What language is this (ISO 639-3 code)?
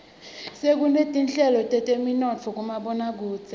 ssw